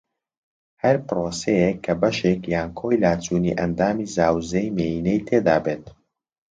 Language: Central Kurdish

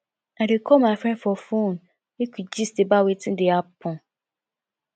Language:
Nigerian Pidgin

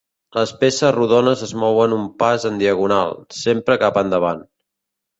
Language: Catalan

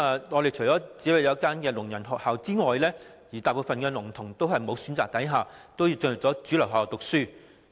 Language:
Cantonese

